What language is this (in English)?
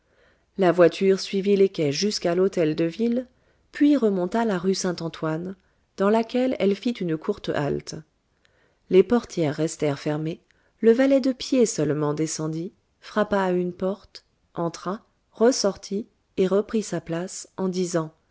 French